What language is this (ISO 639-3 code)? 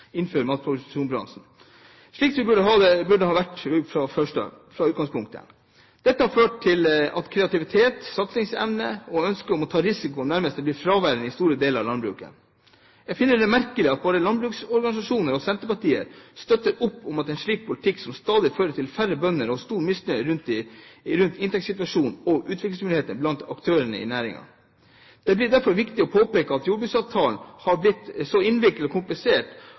nob